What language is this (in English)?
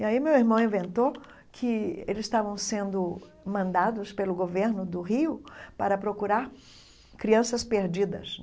Portuguese